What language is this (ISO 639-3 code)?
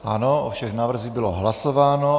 ces